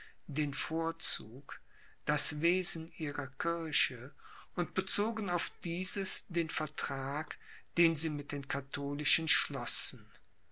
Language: German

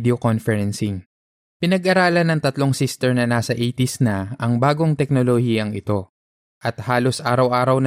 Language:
Filipino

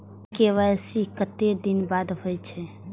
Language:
Maithili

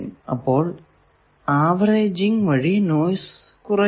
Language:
Malayalam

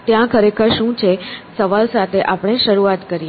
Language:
Gujarati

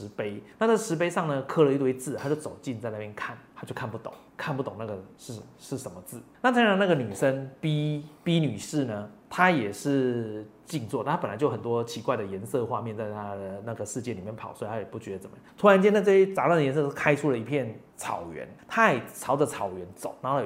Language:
Chinese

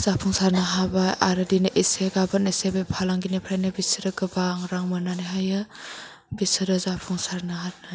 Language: Bodo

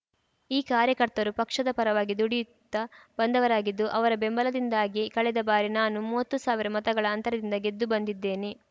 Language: Kannada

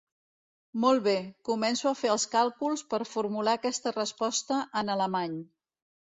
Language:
Catalan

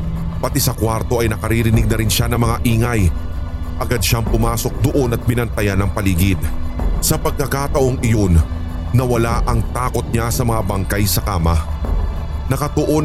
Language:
Filipino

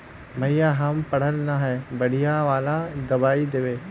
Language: Magahi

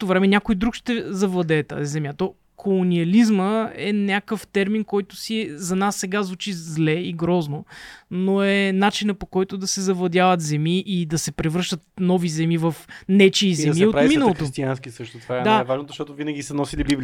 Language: Bulgarian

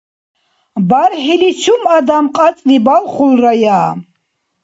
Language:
Dargwa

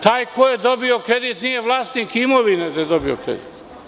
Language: Serbian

